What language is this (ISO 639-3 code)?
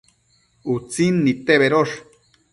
mcf